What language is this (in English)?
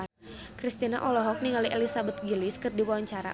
Sundanese